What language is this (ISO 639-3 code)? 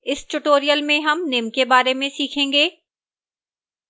hin